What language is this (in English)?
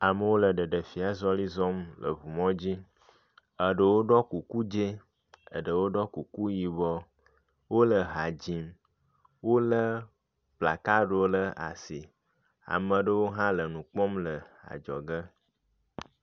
Ewe